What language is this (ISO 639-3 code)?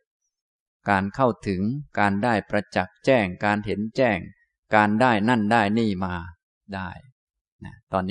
tha